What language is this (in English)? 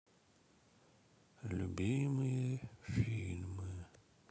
Russian